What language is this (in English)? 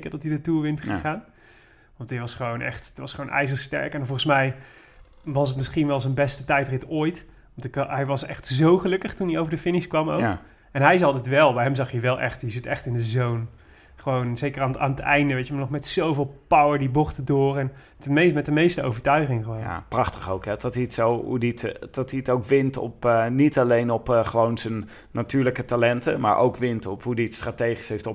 Dutch